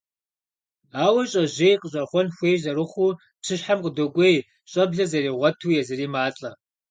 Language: Kabardian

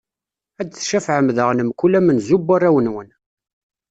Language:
Kabyle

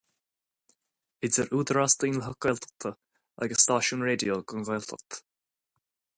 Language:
Irish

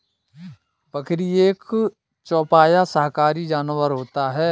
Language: Hindi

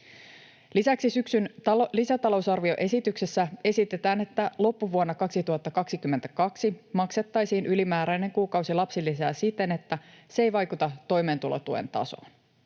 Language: Finnish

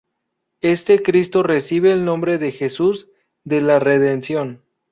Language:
Spanish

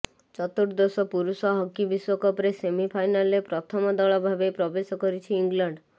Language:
Odia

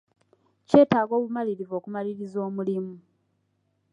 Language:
Ganda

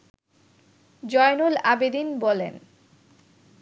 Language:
Bangla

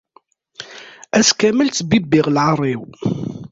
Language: Kabyle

